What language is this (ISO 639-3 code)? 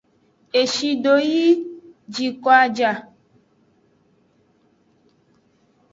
ajg